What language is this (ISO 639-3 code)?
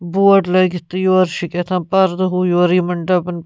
kas